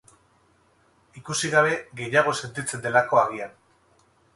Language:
Basque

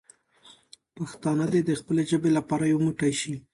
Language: Pashto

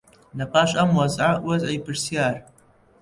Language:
Central Kurdish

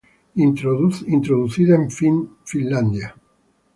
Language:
Spanish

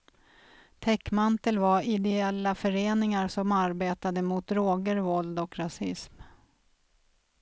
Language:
Swedish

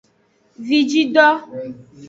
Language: Aja (Benin)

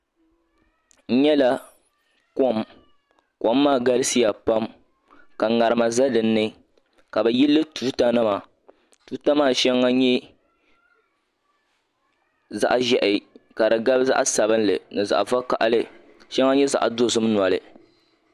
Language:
Dagbani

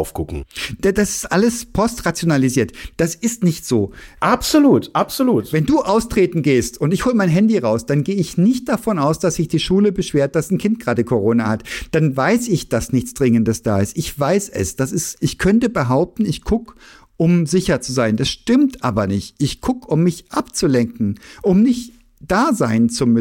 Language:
German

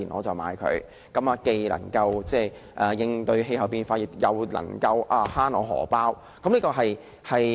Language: Cantonese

